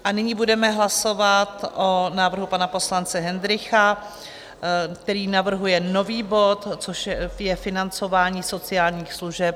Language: Czech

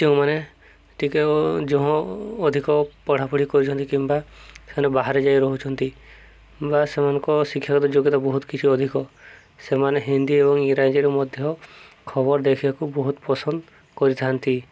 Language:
Odia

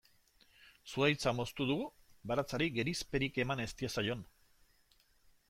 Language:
Basque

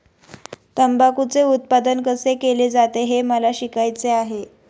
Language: Marathi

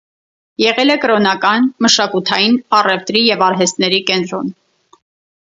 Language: Armenian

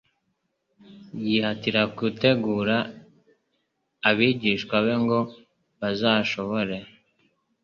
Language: Kinyarwanda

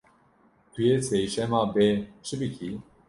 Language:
Kurdish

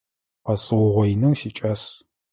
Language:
Adyghe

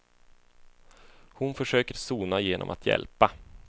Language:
Swedish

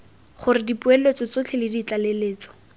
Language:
Tswana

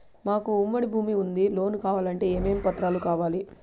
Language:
Telugu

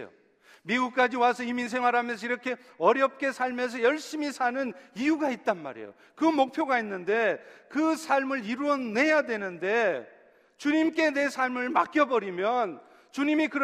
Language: Korean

